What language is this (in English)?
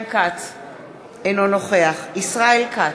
Hebrew